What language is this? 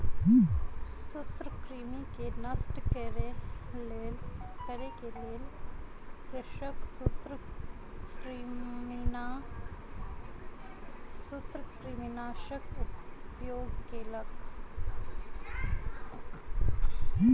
Maithili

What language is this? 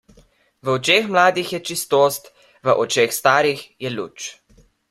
Slovenian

